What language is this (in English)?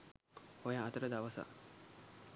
Sinhala